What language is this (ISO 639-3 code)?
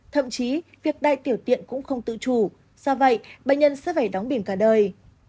vie